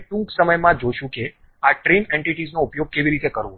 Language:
Gujarati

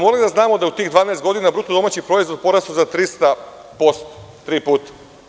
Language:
Serbian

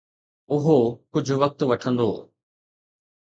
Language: Sindhi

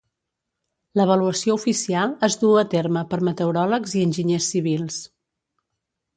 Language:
Catalan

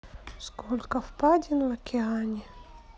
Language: Russian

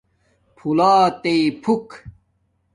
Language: Domaaki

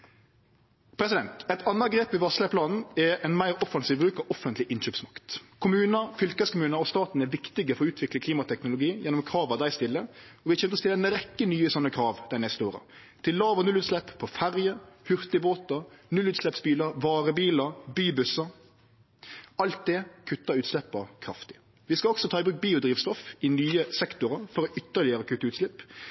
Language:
Norwegian Nynorsk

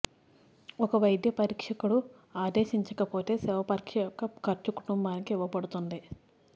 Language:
Telugu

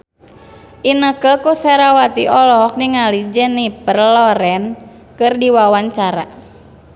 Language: Sundanese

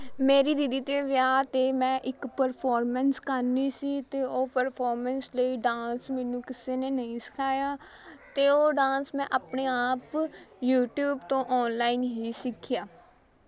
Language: Punjabi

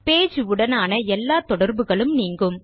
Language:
Tamil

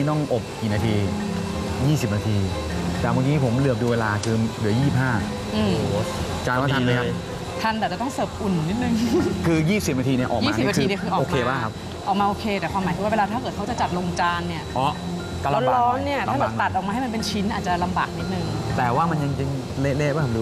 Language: Thai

